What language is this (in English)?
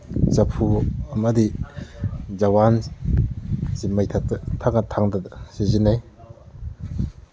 Manipuri